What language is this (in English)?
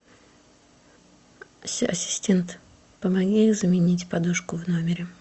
Russian